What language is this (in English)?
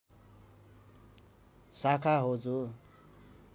Nepali